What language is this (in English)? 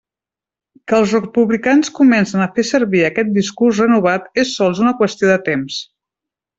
Catalan